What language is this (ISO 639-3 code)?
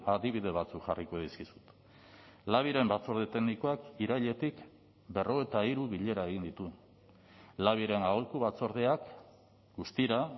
eus